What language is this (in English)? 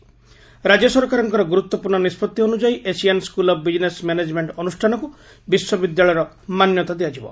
Odia